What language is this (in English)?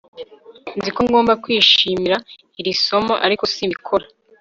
Kinyarwanda